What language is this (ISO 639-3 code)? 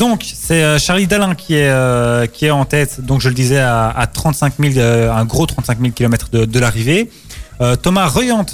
fra